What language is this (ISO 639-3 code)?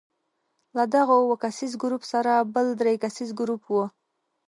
pus